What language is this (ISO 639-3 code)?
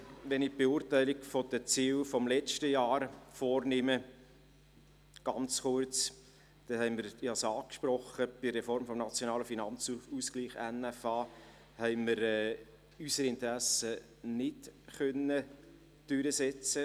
gsw